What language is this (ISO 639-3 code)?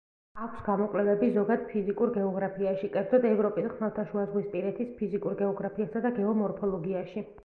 kat